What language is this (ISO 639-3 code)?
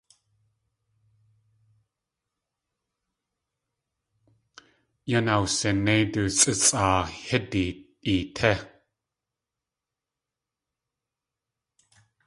tli